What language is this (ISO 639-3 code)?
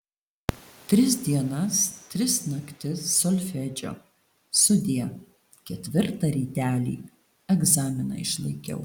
lit